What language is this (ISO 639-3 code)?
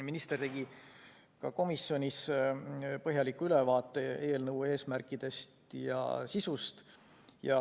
est